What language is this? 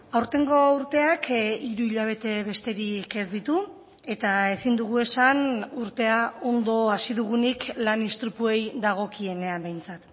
Basque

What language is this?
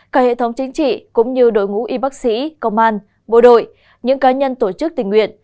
Vietnamese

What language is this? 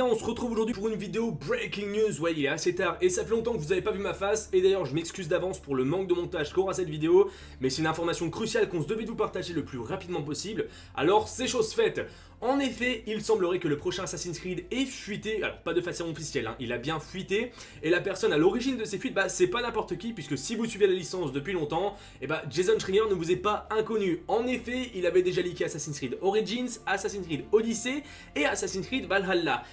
French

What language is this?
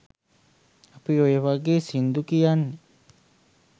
Sinhala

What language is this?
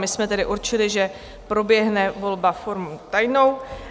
Czech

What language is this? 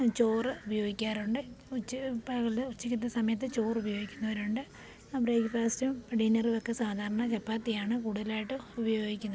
Malayalam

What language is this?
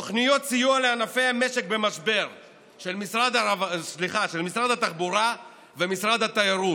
Hebrew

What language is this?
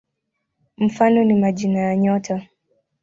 Swahili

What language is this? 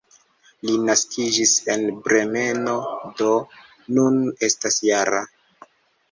Esperanto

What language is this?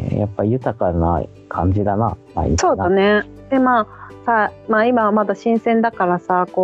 Japanese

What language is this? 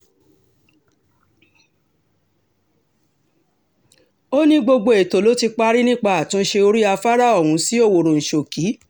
Yoruba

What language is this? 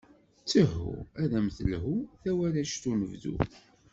Kabyle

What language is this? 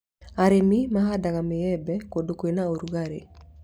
Kikuyu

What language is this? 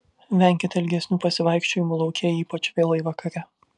Lithuanian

